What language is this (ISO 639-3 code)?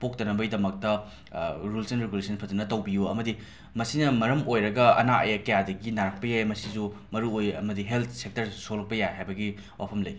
mni